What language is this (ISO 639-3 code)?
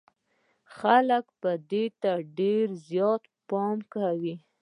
pus